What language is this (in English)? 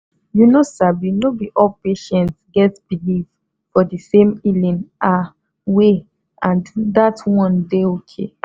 Nigerian Pidgin